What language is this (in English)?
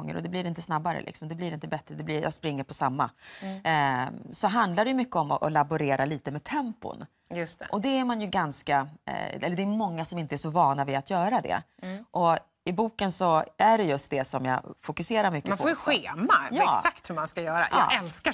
Swedish